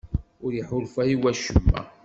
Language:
Kabyle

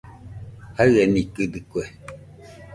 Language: Nüpode Huitoto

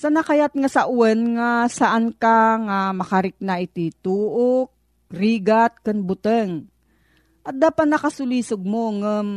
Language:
Filipino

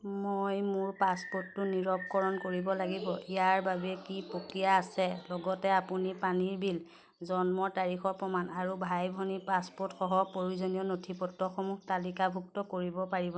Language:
Assamese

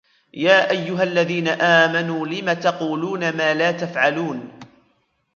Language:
Arabic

